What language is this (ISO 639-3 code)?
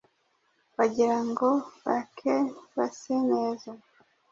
kin